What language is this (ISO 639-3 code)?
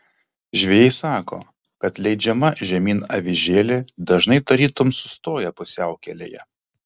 lit